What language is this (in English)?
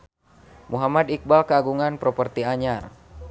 Sundanese